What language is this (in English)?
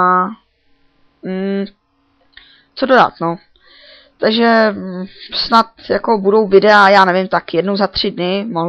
Czech